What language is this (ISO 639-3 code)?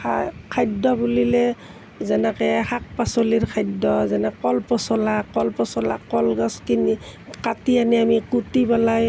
asm